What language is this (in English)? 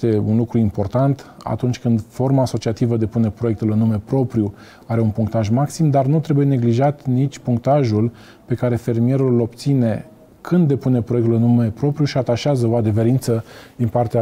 Romanian